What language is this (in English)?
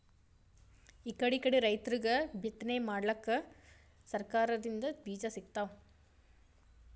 Kannada